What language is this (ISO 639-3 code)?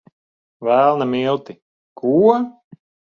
lav